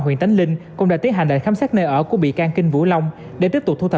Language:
Vietnamese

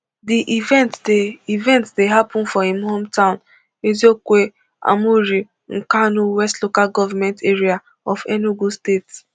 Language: Nigerian Pidgin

